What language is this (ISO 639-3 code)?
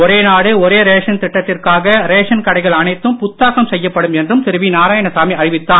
tam